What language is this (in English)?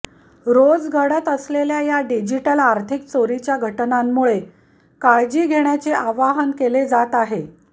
Marathi